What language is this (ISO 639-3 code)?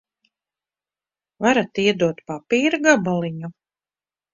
lav